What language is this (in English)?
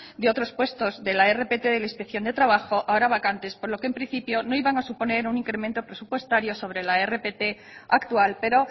Spanish